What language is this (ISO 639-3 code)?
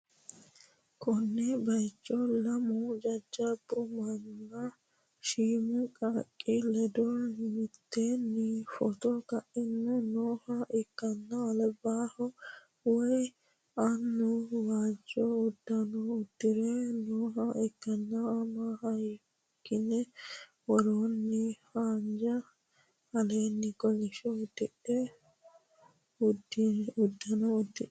sid